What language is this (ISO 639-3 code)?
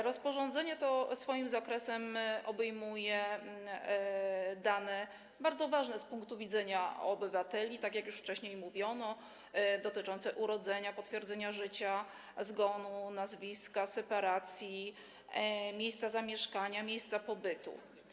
pol